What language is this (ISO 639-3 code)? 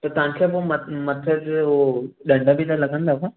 snd